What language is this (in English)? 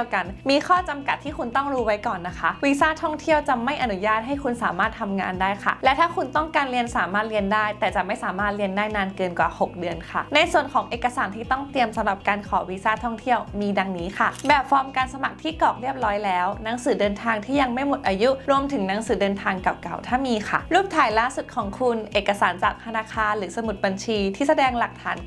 Thai